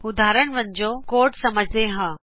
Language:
Punjabi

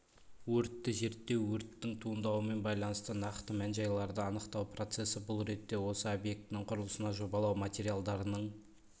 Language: Kazakh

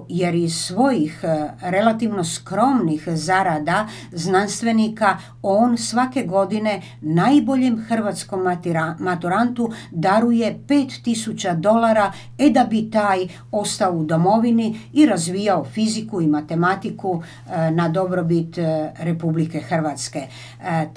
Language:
Croatian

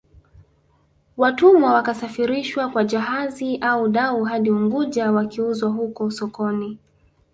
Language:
Swahili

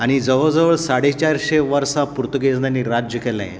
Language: Konkani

